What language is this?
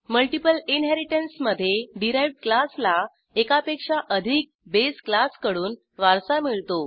Marathi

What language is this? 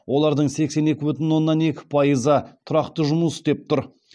Kazakh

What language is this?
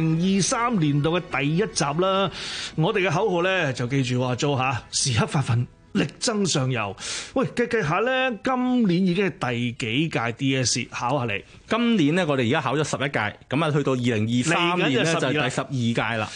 Chinese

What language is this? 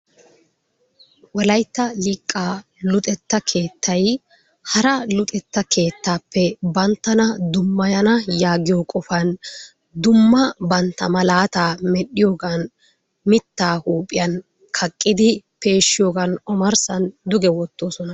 Wolaytta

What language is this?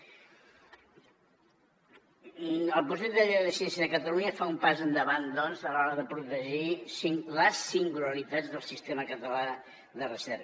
Catalan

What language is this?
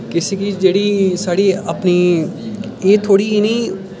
Dogri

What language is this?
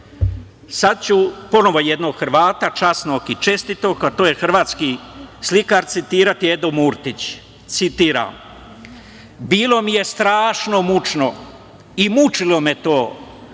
Serbian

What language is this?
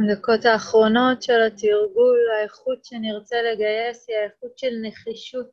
Hebrew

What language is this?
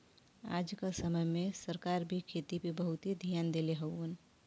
Bhojpuri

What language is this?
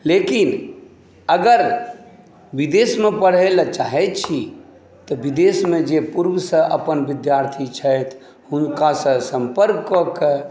Maithili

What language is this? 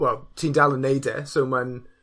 Welsh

